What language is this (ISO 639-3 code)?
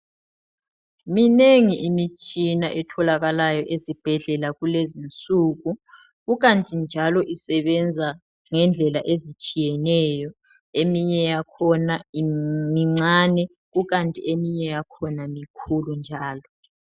nde